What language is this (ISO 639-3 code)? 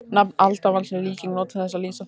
isl